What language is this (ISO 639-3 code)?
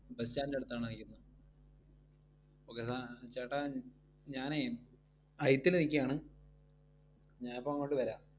mal